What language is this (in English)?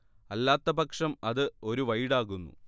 Malayalam